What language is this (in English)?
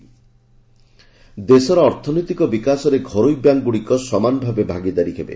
Odia